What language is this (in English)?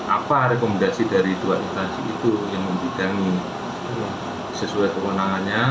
Indonesian